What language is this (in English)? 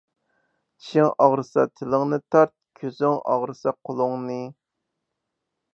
Uyghur